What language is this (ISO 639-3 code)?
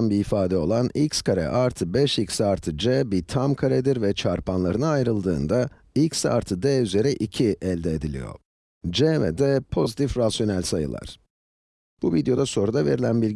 tur